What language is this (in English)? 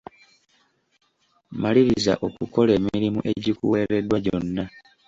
Ganda